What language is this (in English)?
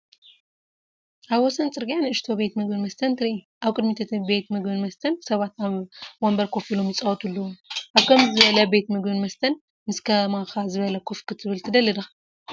Tigrinya